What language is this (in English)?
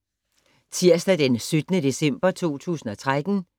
Danish